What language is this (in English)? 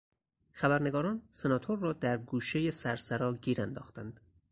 Persian